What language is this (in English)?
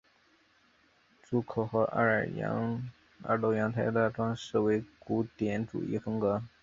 Chinese